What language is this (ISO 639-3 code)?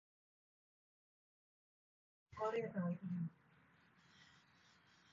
tha